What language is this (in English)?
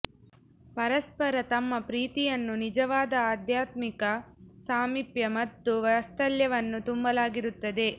Kannada